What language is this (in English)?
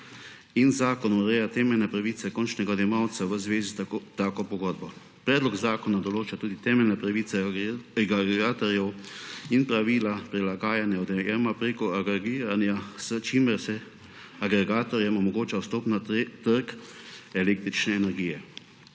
Slovenian